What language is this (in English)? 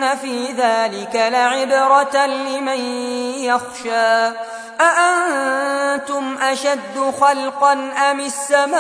Arabic